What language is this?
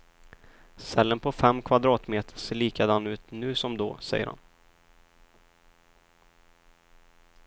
Swedish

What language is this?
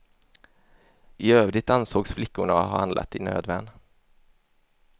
Swedish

